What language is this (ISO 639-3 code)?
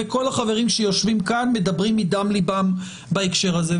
heb